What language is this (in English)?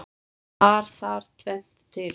Icelandic